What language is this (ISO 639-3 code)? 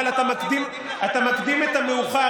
heb